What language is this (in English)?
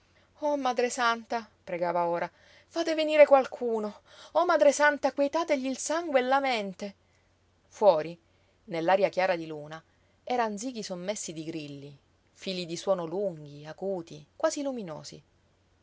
Italian